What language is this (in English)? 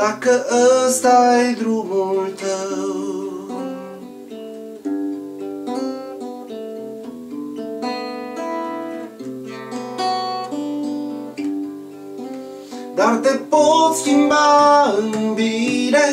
Romanian